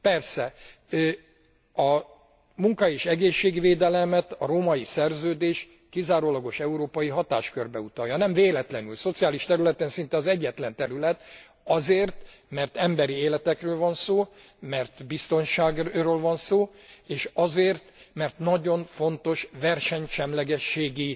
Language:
Hungarian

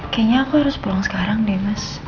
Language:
Indonesian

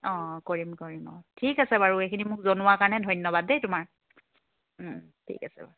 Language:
Assamese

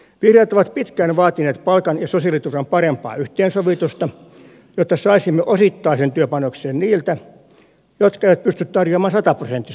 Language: Finnish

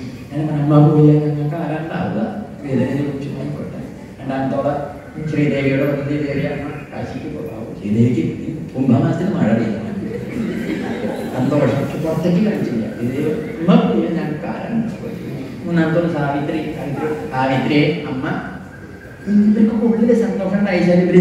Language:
Indonesian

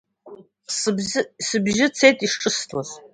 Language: Abkhazian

